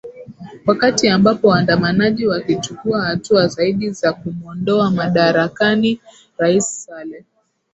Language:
Swahili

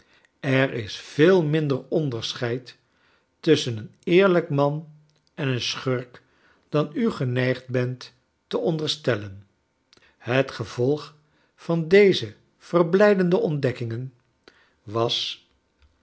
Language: Dutch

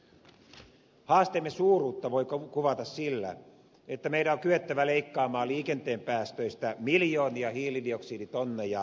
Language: Finnish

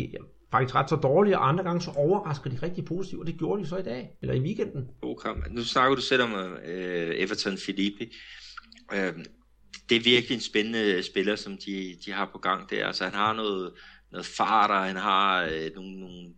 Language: Danish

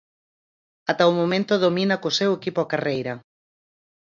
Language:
Galician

